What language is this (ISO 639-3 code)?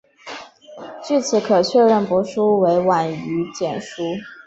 zho